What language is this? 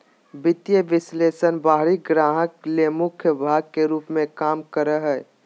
Magahi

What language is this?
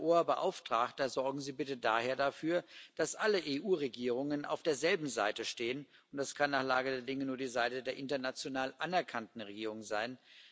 German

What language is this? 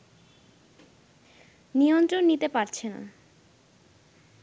Bangla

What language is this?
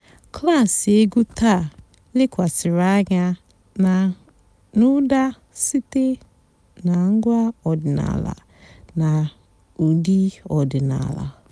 Igbo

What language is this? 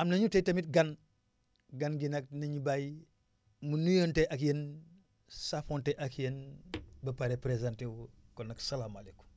Wolof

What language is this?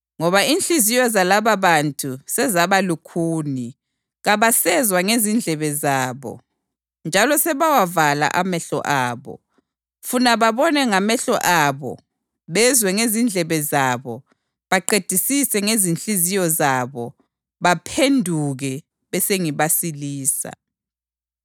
North Ndebele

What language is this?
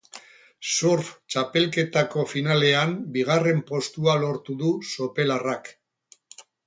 Basque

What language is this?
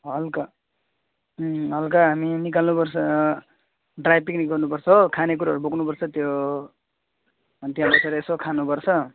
Nepali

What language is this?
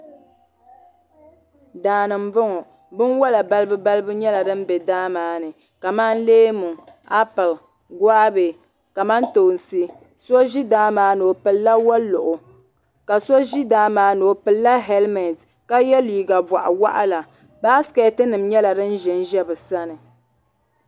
Dagbani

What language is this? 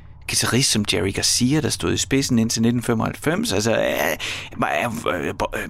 Danish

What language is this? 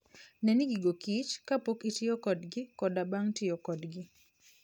Luo (Kenya and Tanzania)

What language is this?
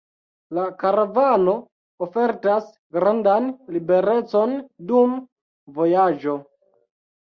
Esperanto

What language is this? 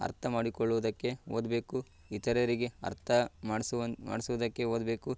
Kannada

